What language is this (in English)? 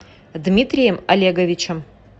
Russian